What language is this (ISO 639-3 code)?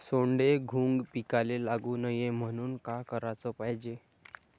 mar